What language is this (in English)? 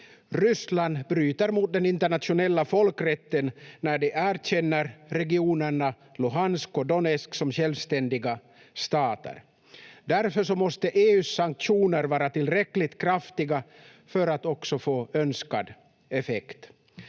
Finnish